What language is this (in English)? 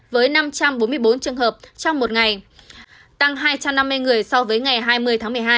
Vietnamese